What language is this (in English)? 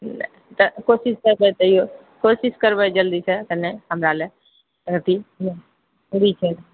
Maithili